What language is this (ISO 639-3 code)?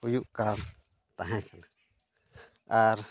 sat